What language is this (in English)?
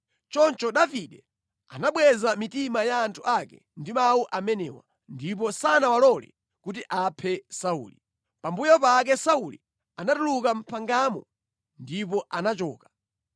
Nyanja